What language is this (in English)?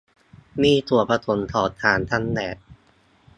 Thai